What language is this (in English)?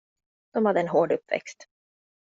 Swedish